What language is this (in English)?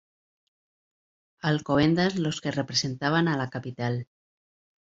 Spanish